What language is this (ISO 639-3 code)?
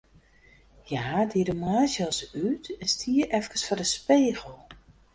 fry